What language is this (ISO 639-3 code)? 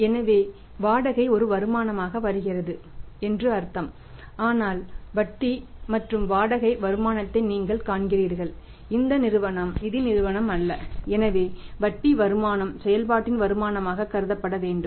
tam